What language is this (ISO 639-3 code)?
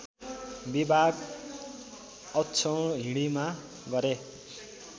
nep